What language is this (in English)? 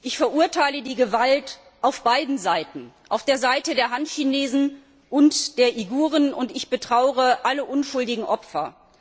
German